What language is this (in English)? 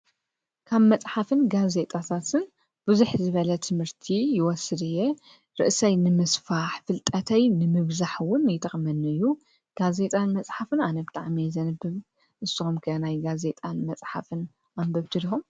Tigrinya